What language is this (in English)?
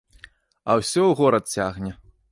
Belarusian